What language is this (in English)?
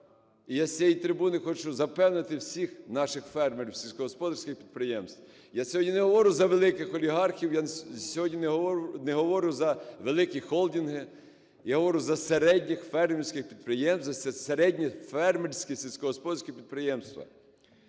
Ukrainian